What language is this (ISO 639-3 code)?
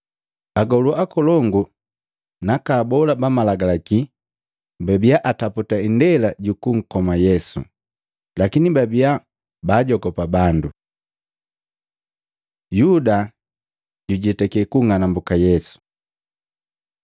mgv